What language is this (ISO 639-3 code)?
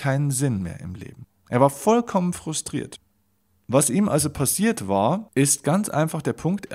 deu